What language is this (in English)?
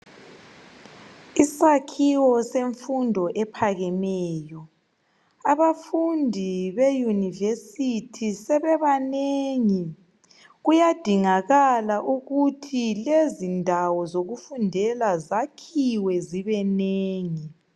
North Ndebele